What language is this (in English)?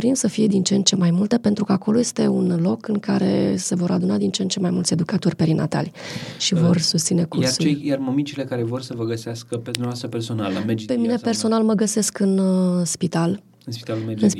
Romanian